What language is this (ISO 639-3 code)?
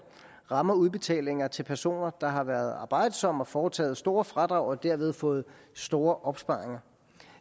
dan